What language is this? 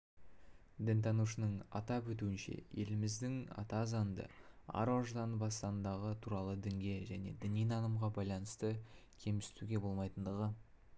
Kazakh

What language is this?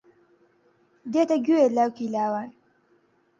Central Kurdish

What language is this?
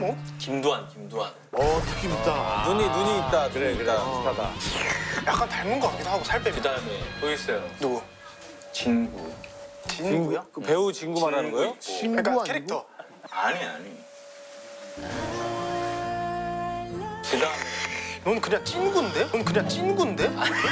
Korean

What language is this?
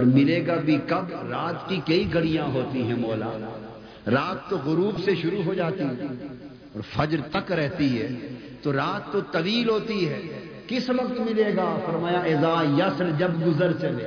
Urdu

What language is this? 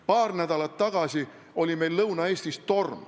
Estonian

